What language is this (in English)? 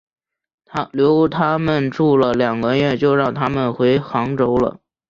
Chinese